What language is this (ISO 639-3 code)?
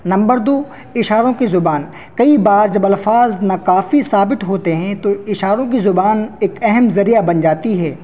urd